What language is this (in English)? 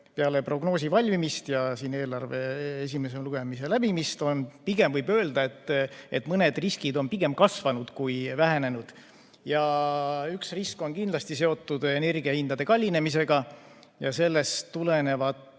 Estonian